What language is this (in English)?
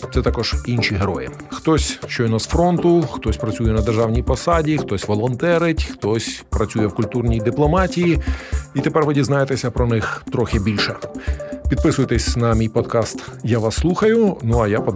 Ukrainian